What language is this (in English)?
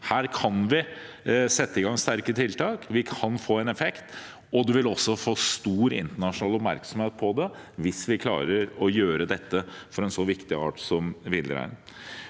Norwegian